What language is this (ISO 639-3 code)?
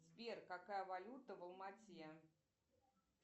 rus